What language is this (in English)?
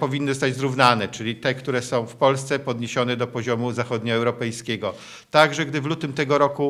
Polish